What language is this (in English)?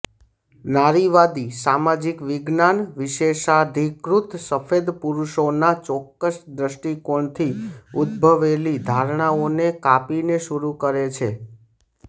Gujarati